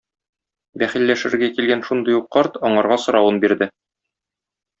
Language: Tatar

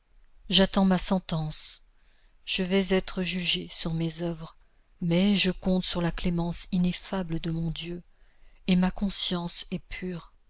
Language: French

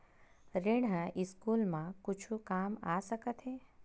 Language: Chhattisgarhi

